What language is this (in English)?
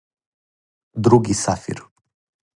Serbian